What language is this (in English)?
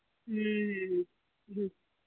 Santali